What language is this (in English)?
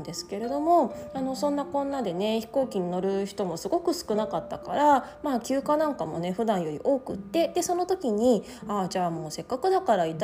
Japanese